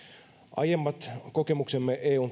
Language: Finnish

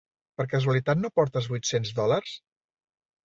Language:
Catalan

